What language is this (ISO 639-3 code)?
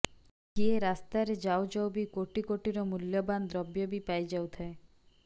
ori